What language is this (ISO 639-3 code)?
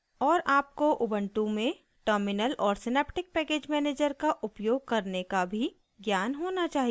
hin